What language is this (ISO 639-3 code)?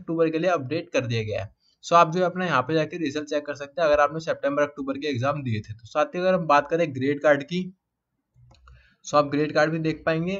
hin